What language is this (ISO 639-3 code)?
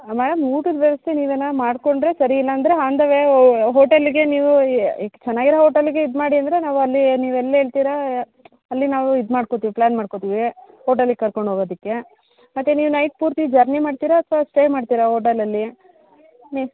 kan